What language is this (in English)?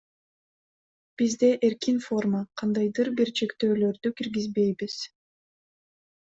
Kyrgyz